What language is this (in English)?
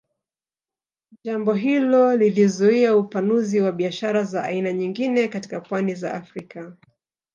Swahili